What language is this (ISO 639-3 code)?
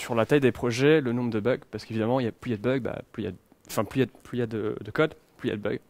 fra